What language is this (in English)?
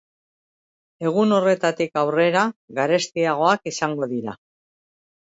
Basque